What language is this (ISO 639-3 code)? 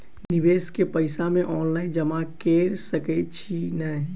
mai